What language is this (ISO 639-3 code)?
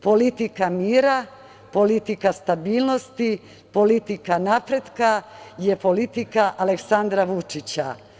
srp